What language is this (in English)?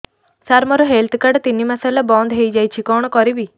Odia